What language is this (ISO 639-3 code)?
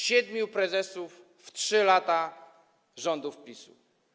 pol